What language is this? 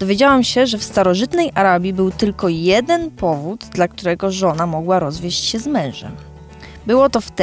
Polish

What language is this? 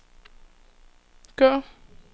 Danish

